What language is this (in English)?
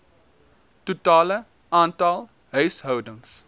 Afrikaans